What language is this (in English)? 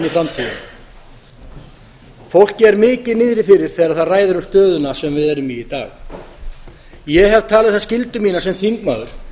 Icelandic